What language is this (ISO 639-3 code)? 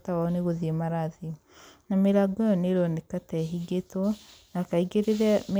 kik